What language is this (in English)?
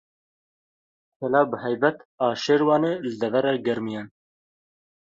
Kurdish